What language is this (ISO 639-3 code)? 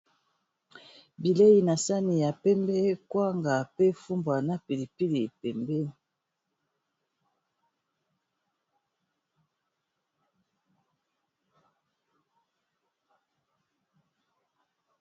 lin